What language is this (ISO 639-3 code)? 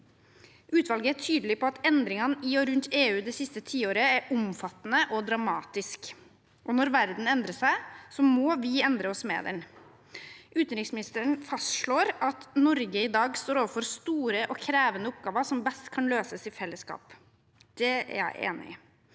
nor